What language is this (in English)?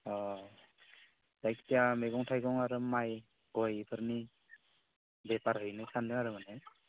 Bodo